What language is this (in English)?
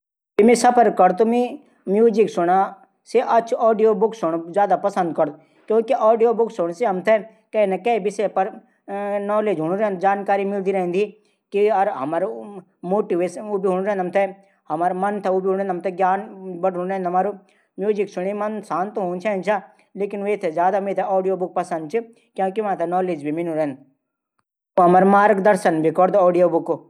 Garhwali